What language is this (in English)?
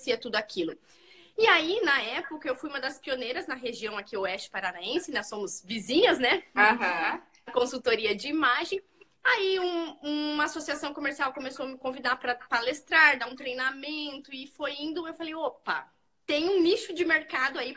Portuguese